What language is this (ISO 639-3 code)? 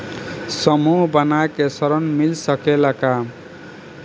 bho